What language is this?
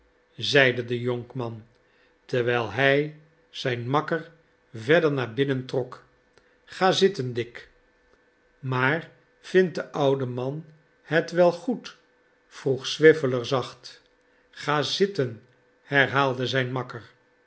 Dutch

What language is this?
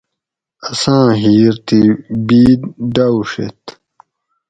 Gawri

